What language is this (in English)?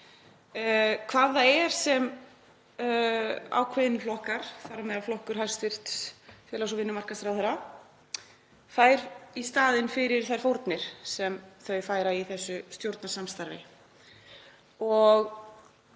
Icelandic